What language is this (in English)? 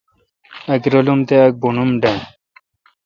Kalkoti